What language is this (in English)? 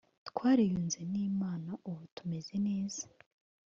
Kinyarwanda